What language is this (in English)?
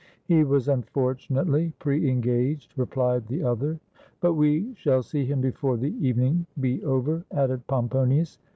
English